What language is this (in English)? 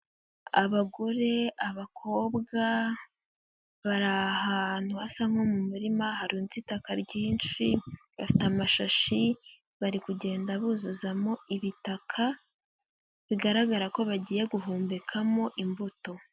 Kinyarwanda